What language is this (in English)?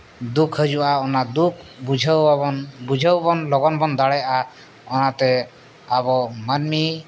Santali